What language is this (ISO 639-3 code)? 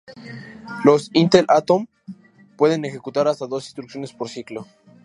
spa